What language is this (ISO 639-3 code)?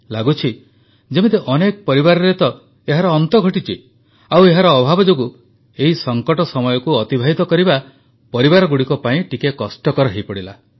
ori